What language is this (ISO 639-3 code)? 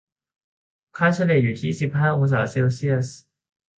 tha